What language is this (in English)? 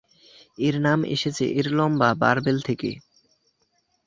Bangla